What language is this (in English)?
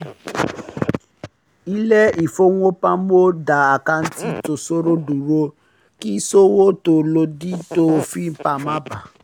Yoruba